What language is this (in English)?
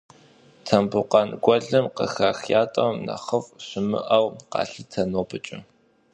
Kabardian